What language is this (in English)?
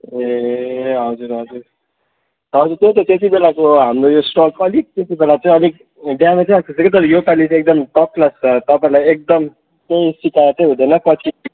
Nepali